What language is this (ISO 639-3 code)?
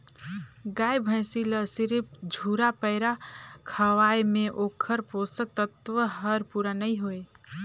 hne